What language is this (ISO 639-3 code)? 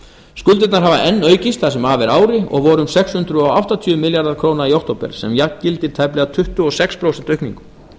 isl